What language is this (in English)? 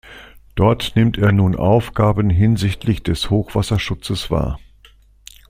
German